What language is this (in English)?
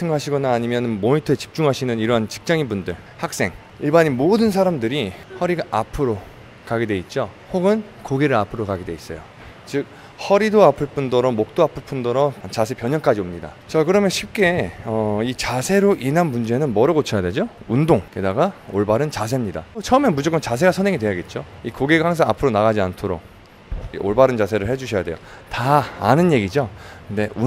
Korean